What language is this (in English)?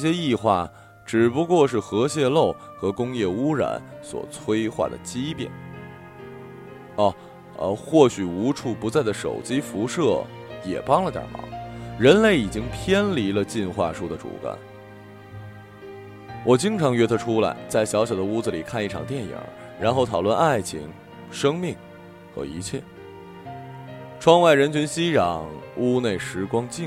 Chinese